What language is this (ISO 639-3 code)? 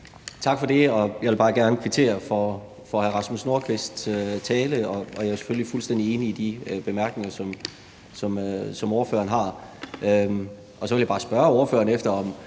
dan